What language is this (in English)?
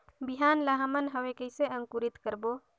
Chhattisgarhi